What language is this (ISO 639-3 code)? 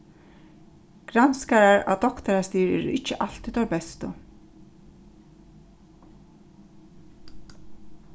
fao